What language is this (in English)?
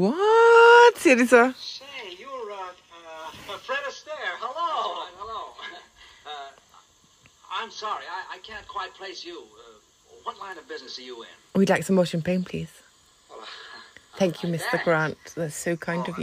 Danish